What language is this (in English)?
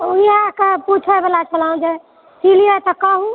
Maithili